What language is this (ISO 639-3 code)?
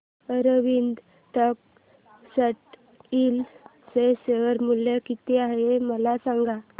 mar